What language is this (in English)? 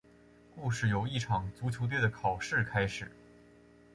Chinese